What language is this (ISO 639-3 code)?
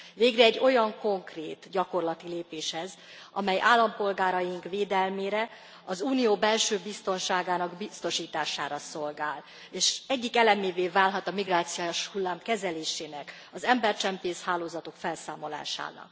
hun